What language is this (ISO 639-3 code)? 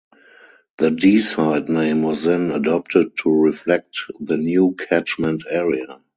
eng